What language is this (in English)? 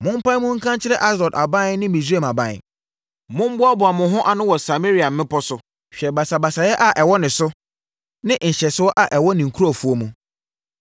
Akan